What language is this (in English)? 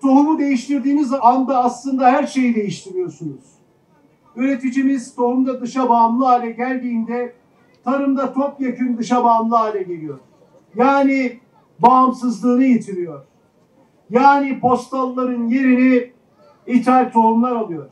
Turkish